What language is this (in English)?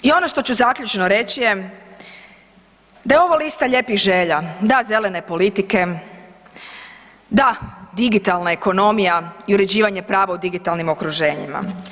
Croatian